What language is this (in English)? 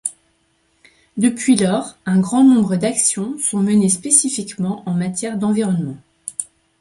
French